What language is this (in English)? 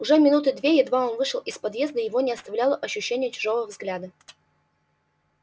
Russian